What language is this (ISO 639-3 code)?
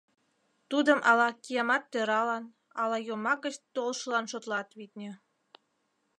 chm